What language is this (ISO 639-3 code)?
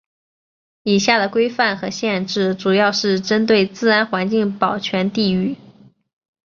zho